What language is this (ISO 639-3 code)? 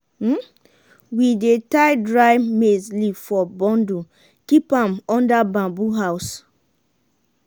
pcm